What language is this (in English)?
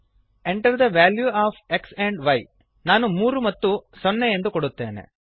Kannada